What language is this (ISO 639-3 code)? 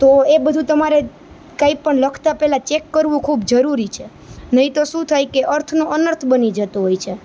guj